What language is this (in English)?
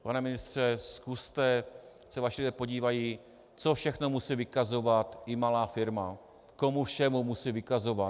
Czech